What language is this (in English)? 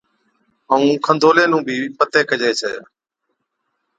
Od